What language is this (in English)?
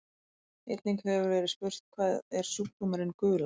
Icelandic